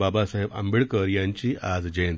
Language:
Marathi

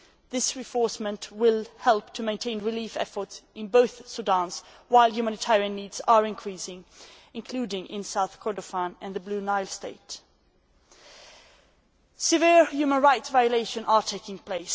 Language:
English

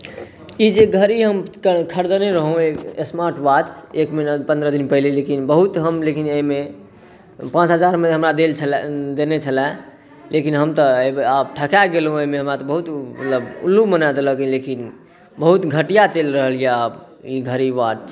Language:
Maithili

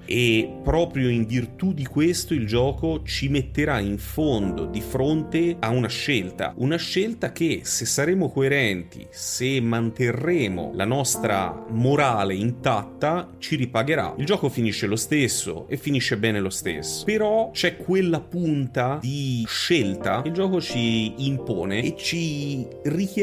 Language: Italian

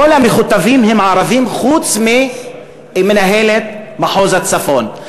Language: Hebrew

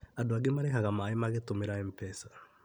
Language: Kikuyu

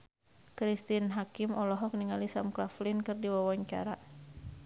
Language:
Sundanese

